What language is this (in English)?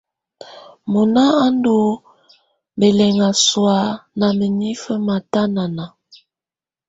Tunen